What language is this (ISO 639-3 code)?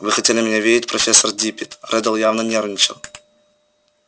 rus